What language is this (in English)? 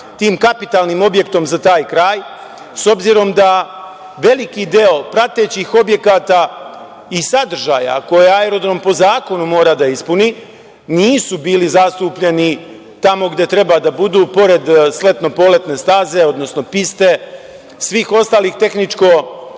Serbian